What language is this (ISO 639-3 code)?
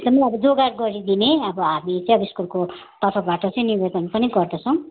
nep